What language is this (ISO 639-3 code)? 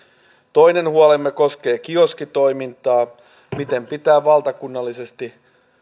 fin